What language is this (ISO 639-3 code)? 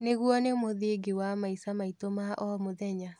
kik